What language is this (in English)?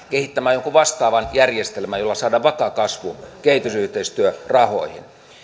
Finnish